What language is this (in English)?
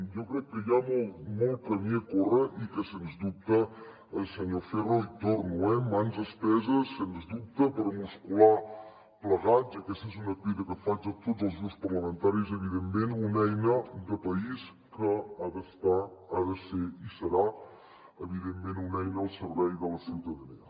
Catalan